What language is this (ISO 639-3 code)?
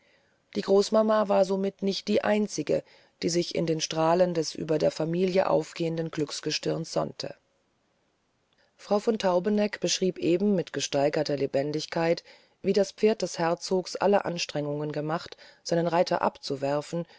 deu